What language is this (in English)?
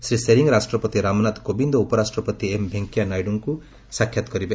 Odia